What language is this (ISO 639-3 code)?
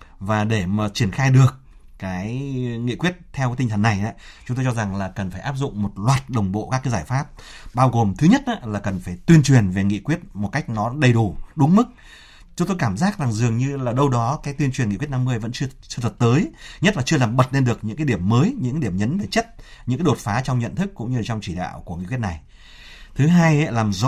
vie